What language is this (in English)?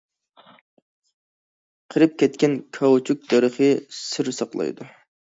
Uyghur